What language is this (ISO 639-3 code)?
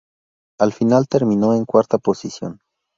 spa